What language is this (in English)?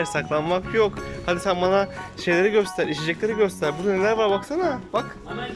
Turkish